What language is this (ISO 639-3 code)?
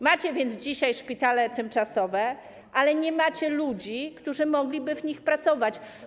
pol